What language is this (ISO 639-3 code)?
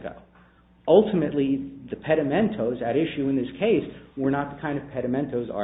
eng